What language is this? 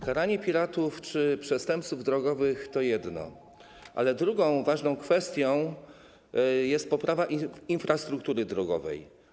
Polish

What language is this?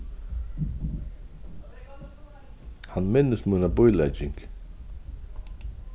Faroese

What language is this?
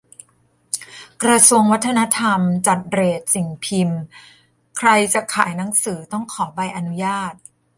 Thai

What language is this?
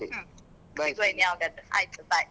Kannada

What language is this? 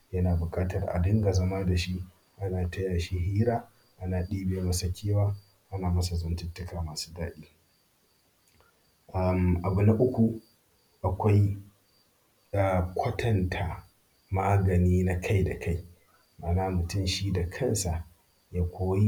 Hausa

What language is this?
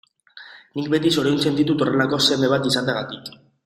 Basque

